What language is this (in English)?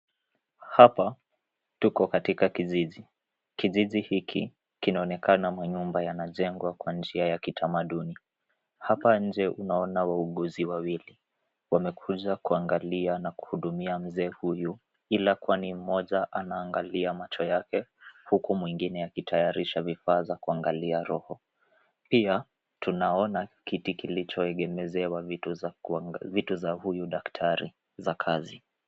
Swahili